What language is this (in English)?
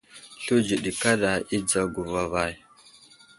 Wuzlam